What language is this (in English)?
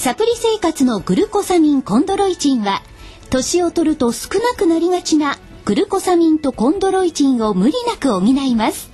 Japanese